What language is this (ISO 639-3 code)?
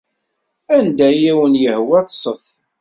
kab